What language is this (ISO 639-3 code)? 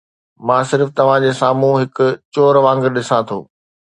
snd